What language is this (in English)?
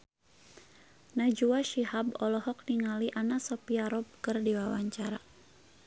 Sundanese